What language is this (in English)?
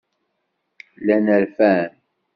Kabyle